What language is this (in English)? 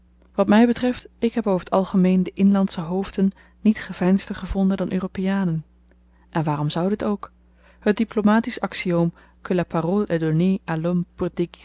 Dutch